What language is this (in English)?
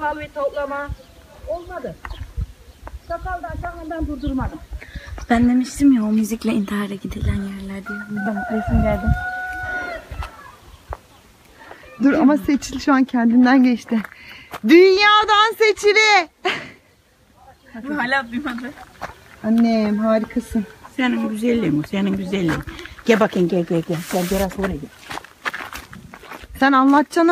Turkish